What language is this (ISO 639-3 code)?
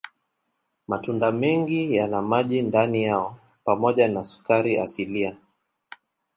swa